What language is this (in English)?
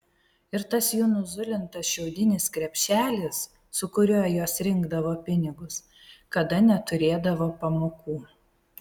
Lithuanian